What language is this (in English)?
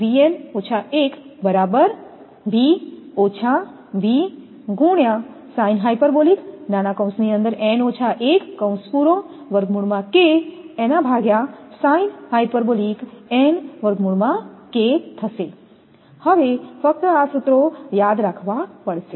Gujarati